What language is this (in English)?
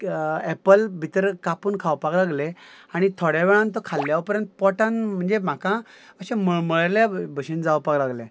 Konkani